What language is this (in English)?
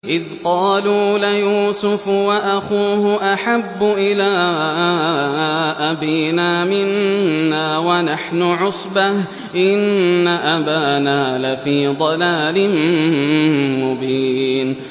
Arabic